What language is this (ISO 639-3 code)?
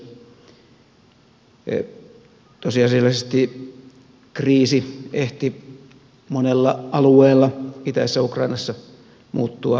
fin